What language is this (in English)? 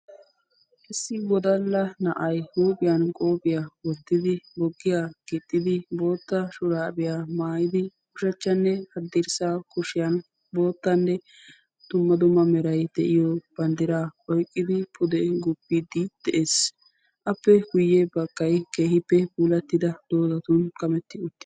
Wolaytta